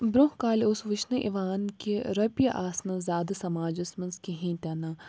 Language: Kashmiri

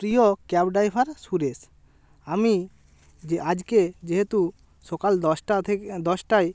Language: Bangla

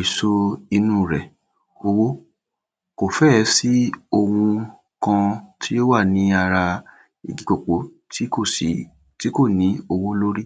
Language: Yoruba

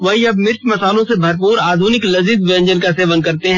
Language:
Hindi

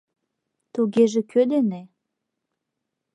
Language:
Mari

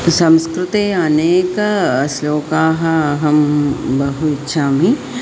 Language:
Sanskrit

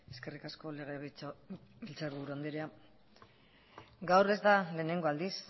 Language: Basque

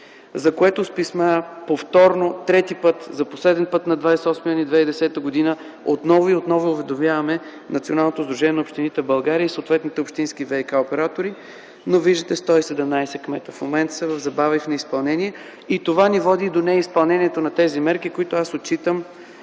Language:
Bulgarian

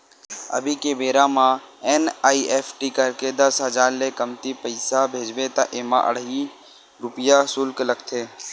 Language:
Chhattisgarhi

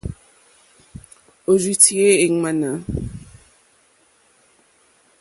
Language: Mokpwe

